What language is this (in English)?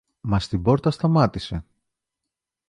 Greek